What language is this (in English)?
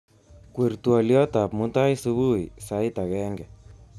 Kalenjin